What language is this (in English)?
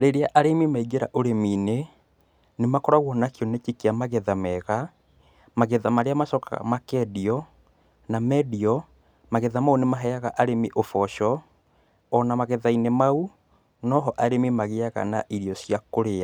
Kikuyu